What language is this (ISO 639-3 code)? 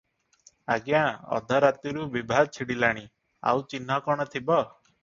ori